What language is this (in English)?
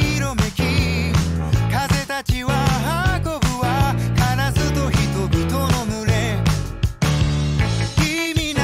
Japanese